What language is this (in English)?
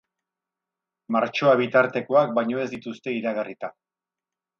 Basque